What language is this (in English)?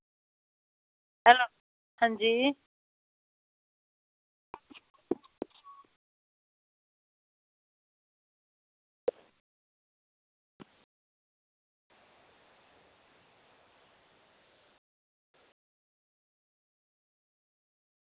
Dogri